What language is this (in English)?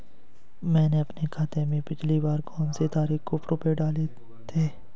Hindi